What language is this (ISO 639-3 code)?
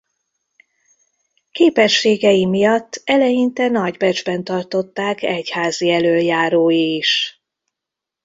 hun